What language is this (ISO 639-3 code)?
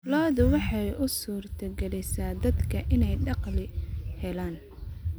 som